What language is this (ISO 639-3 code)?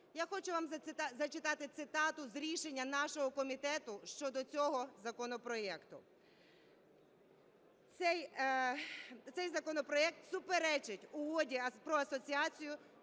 ukr